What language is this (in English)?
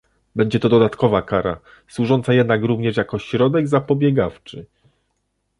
Polish